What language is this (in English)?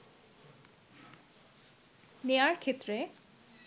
Bangla